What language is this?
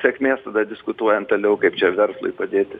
Lithuanian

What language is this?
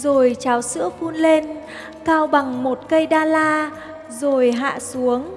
Vietnamese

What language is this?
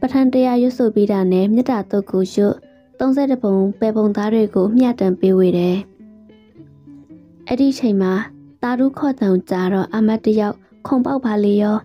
Thai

